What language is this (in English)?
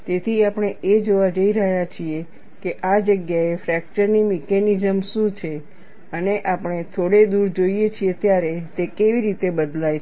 Gujarati